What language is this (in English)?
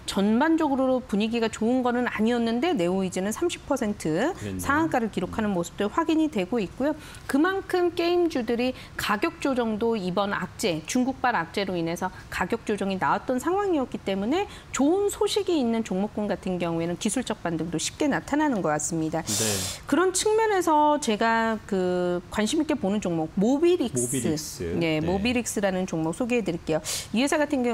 Korean